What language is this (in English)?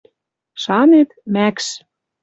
Western Mari